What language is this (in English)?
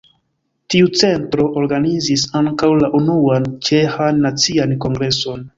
Esperanto